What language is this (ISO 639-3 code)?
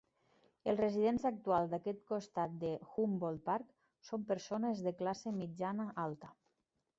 cat